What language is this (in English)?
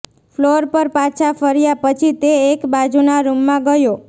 Gujarati